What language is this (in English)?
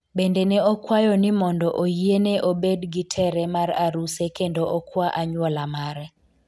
Luo (Kenya and Tanzania)